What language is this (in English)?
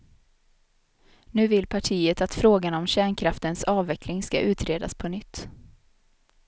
Swedish